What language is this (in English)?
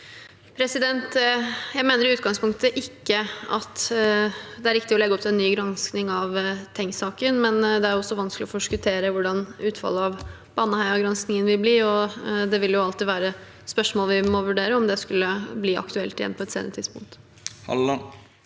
Norwegian